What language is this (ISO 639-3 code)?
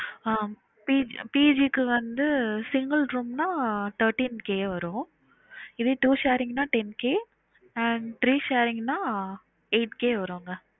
tam